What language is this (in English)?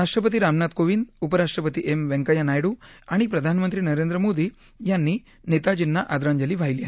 Marathi